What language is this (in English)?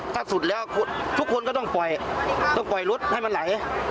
Thai